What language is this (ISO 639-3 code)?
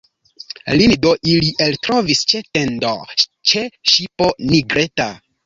epo